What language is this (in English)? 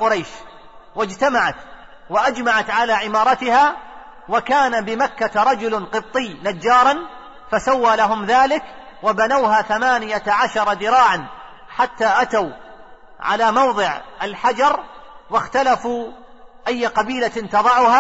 Arabic